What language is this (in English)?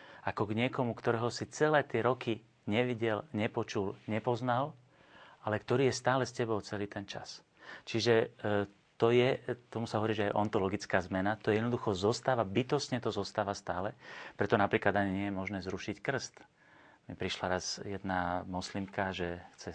Slovak